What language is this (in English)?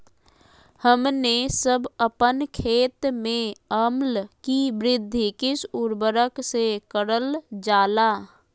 Magahi